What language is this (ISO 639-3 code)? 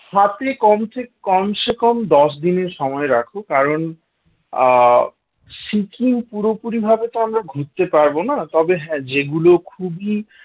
ben